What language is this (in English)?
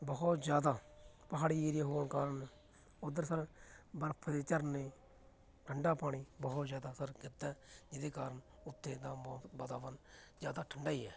Punjabi